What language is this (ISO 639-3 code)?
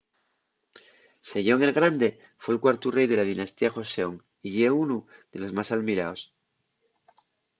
ast